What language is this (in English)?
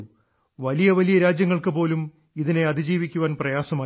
Malayalam